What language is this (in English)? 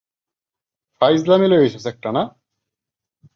Bangla